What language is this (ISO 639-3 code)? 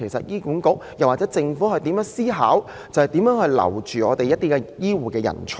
yue